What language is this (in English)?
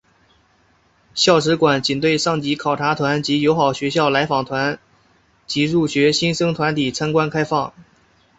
Chinese